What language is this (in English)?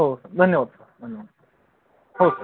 Marathi